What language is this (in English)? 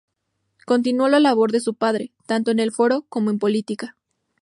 Spanish